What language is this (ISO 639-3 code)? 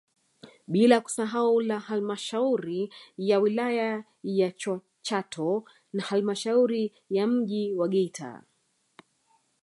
swa